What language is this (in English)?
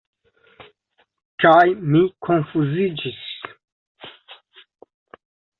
Esperanto